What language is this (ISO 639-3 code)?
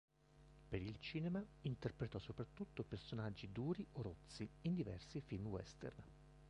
ita